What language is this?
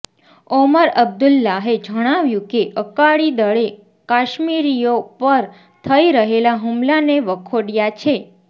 Gujarati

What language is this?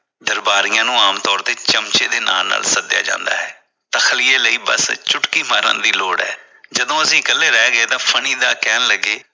Punjabi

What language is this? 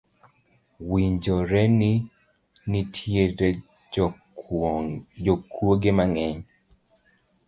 Luo (Kenya and Tanzania)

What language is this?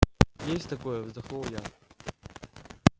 Russian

